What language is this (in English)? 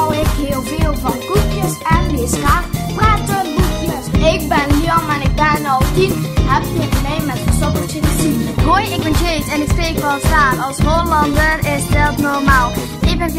Dutch